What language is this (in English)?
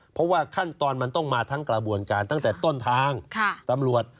Thai